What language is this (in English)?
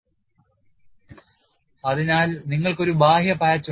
Malayalam